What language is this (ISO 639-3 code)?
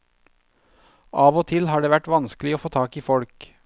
nor